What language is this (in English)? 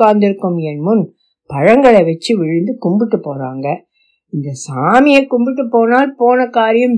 Tamil